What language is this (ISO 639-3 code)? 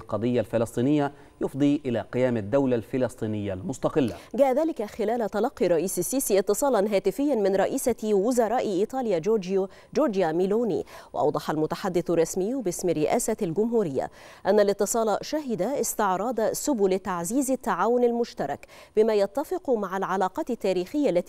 ara